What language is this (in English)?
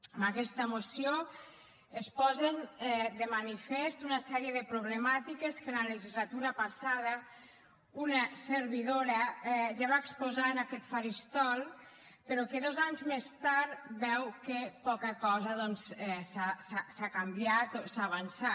Catalan